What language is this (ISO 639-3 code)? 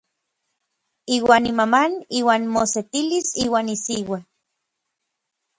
nlv